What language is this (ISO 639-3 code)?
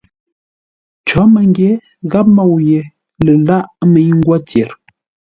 nla